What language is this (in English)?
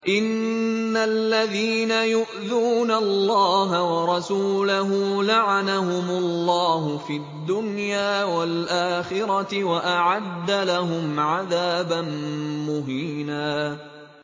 Arabic